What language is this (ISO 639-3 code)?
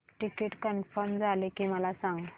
mar